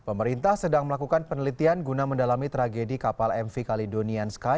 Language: Indonesian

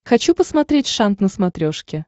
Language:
Russian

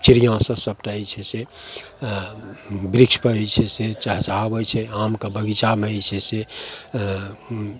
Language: Maithili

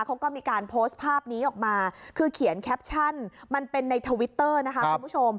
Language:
Thai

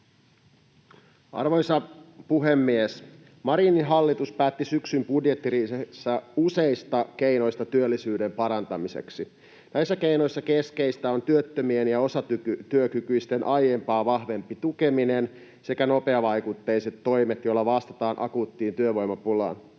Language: Finnish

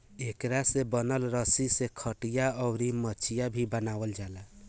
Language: Bhojpuri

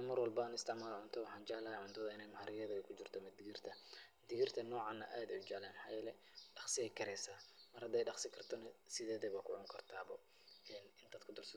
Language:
Somali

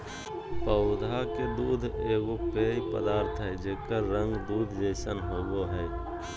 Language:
Magahi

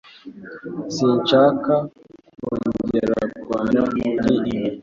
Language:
Kinyarwanda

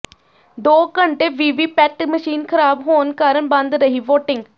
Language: Punjabi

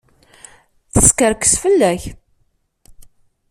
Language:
Kabyle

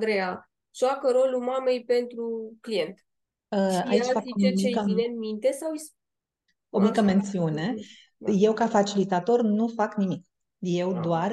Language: Romanian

